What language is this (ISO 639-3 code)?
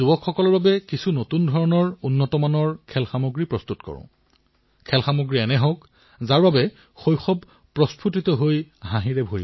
asm